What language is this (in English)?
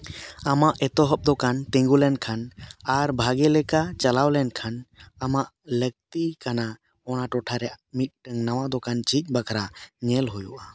Santali